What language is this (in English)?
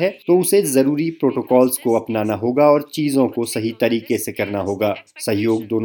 Hindi